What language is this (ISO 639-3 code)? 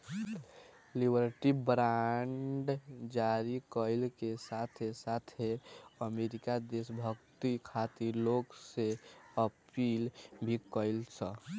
bho